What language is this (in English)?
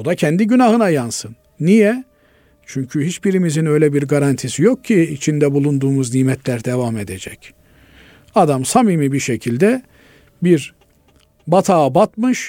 Turkish